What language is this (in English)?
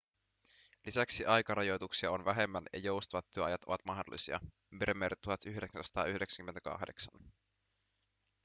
Finnish